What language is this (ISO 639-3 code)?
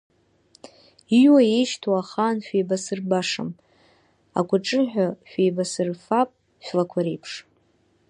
abk